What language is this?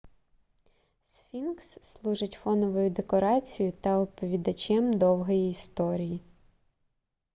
Ukrainian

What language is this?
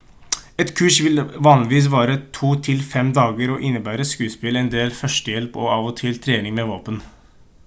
Norwegian Bokmål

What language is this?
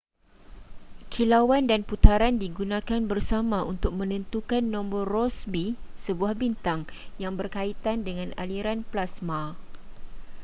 Malay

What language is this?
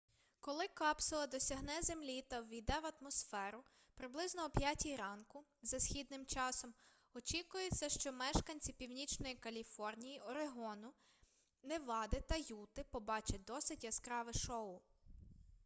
Ukrainian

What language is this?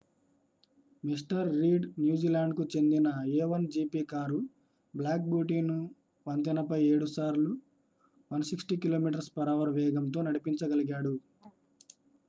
Telugu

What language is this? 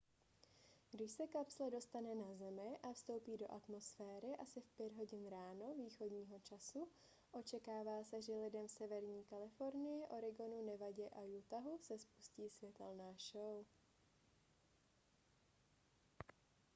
Czech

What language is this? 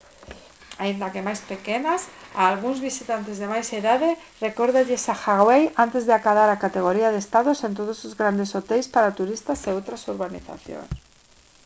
Galician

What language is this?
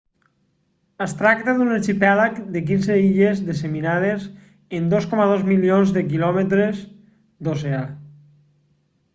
Catalan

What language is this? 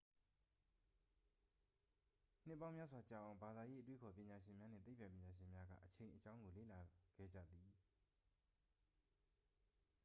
Burmese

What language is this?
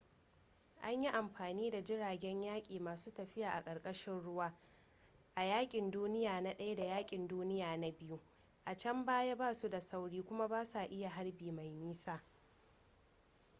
Hausa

